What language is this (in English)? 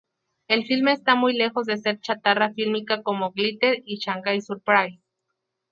Spanish